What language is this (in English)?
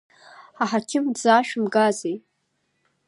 Abkhazian